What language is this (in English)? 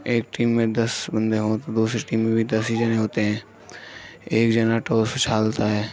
Urdu